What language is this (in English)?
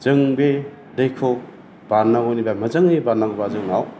Bodo